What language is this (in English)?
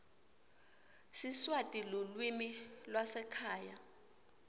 Swati